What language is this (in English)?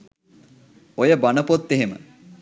Sinhala